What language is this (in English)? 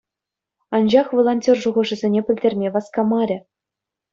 Chuvash